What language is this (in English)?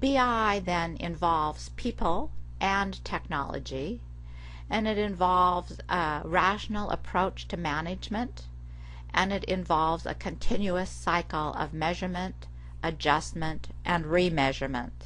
English